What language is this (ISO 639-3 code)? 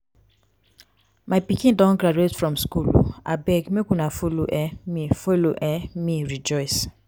pcm